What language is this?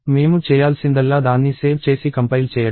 Telugu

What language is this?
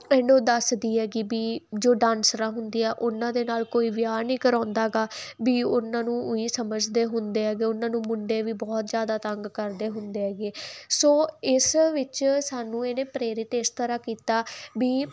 Punjabi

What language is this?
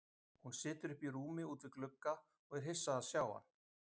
Icelandic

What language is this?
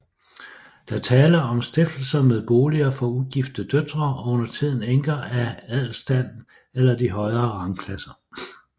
Danish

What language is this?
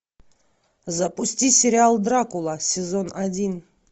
Russian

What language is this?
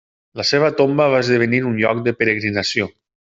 Catalan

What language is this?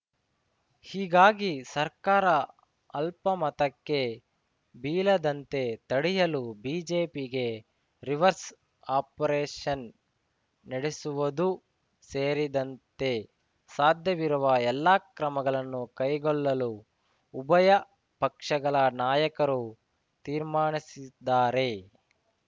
Kannada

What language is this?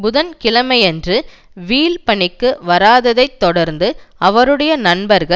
Tamil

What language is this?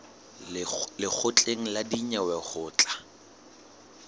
Southern Sotho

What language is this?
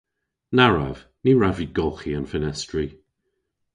Cornish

